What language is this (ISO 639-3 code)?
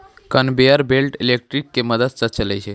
mai